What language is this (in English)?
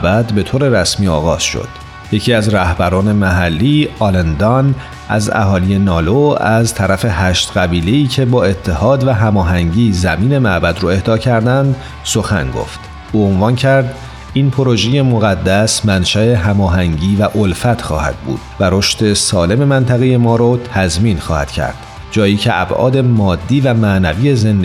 Persian